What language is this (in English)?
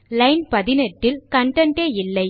Tamil